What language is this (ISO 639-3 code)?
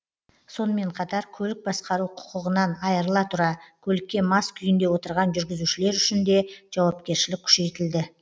kaz